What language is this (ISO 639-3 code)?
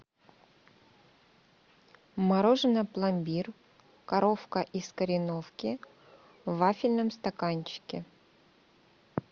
rus